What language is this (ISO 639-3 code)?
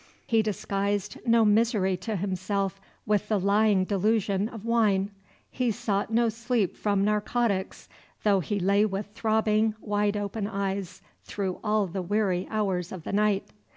eng